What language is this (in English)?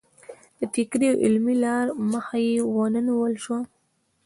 Pashto